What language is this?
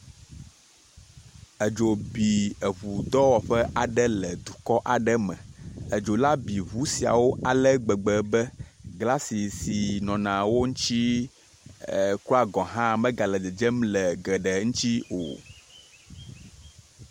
Ewe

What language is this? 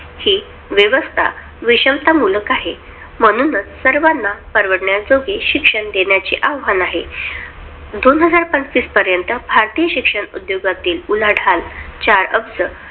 Marathi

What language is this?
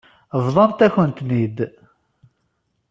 Kabyle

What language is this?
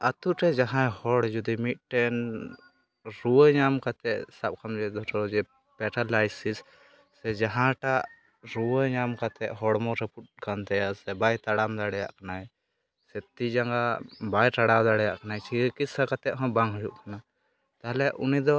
Santali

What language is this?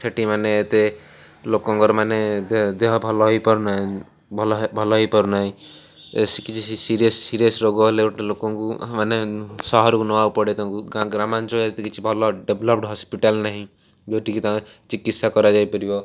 Odia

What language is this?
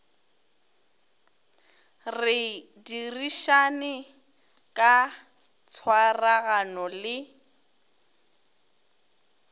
Northern Sotho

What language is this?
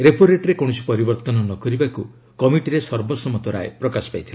Odia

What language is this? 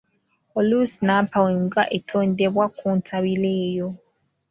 Ganda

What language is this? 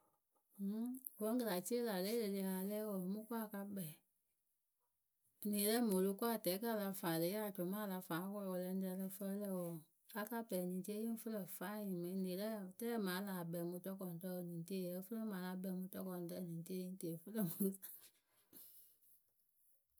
Akebu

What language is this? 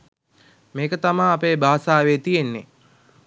Sinhala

